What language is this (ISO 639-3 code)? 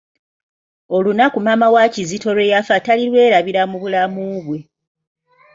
lug